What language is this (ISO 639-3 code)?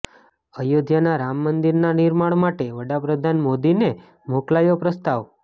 guj